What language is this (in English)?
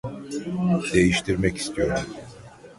Turkish